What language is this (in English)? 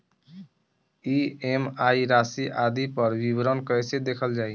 Bhojpuri